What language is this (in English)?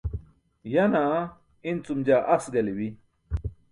Burushaski